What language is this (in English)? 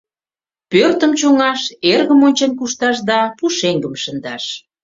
Mari